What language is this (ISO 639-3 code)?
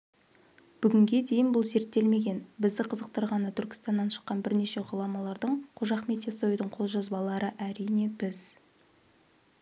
kaz